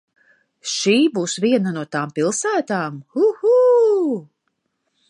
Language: Latvian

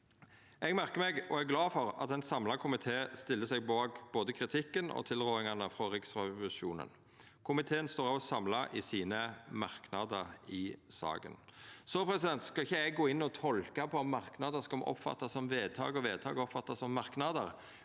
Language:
Norwegian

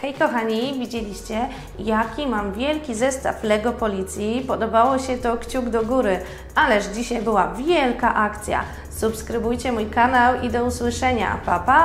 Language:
Polish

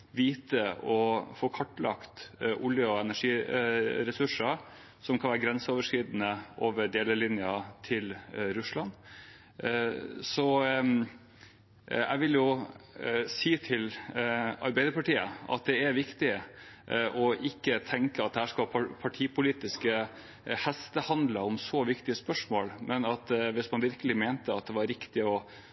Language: Norwegian Bokmål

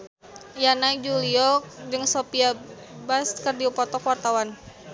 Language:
Sundanese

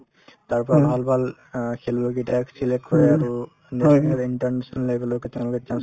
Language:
Assamese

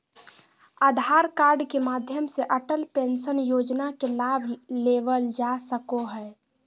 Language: Magahi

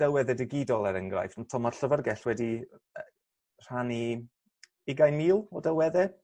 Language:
Welsh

